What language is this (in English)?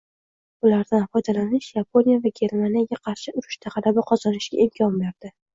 Uzbek